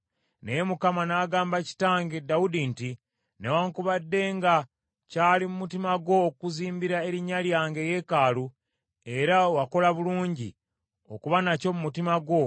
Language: Ganda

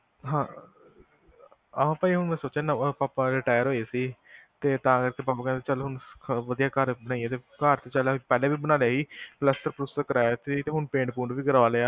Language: Punjabi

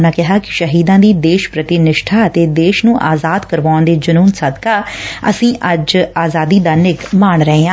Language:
Punjabi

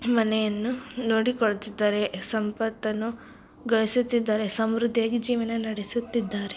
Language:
Kannada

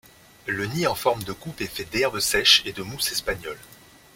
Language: French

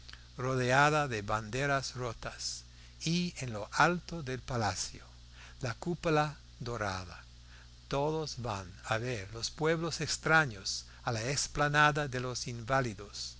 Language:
Spanish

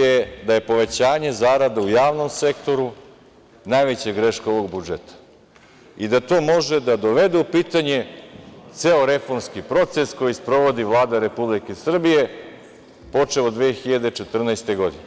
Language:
Serbian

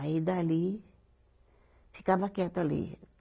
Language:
Portuguese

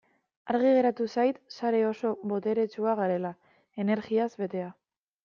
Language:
Basque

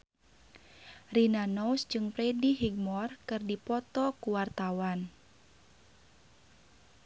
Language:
Sundanese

